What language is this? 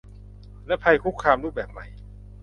Thai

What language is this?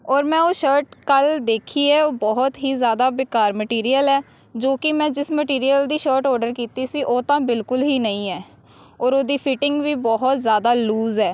Punjabi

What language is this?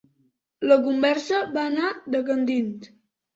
Catalan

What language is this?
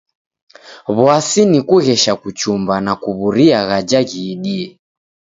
Taita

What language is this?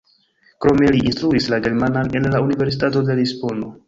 Esperanto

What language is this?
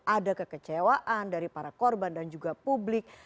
Indonesian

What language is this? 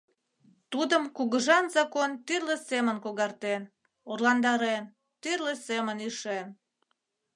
Mari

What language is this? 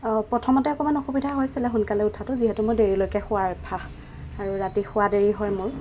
Assamese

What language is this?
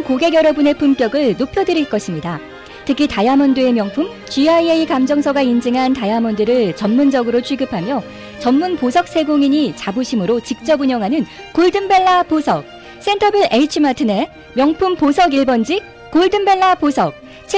Korean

